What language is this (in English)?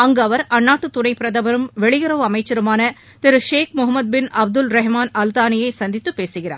Tamil